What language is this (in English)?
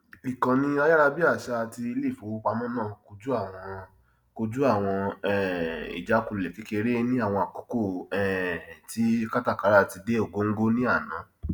Yoruba